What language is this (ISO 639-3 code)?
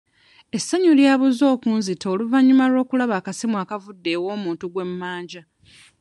lug